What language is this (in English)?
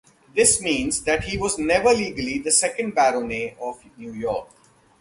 English